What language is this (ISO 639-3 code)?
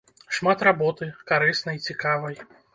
bel